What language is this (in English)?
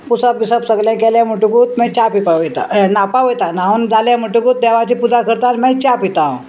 Konkani